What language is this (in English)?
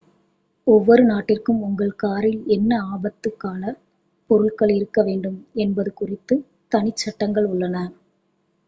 Tamil